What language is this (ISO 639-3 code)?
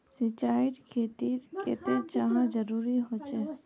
mag